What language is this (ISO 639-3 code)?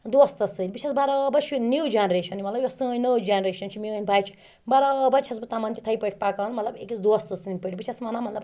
kas